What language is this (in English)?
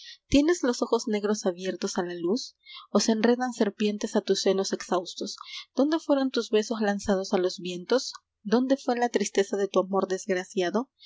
Spanish